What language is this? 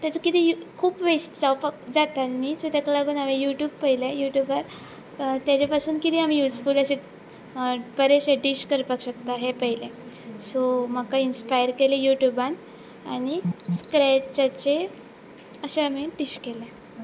Konkani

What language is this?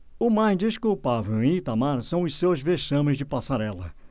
Portuguese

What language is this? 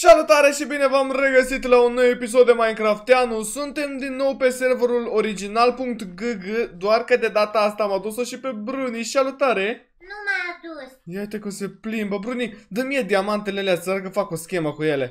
Romanian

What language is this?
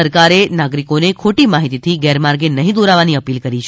Gujarati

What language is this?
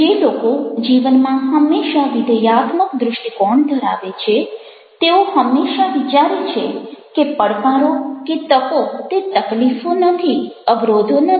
Gujarati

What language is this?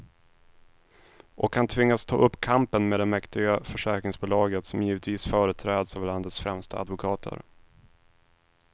Swedish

